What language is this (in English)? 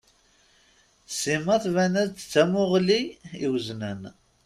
Kabyle